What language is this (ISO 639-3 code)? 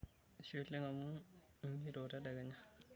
mas